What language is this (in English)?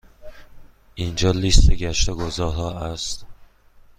Persian